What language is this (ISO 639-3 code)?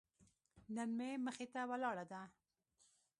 pus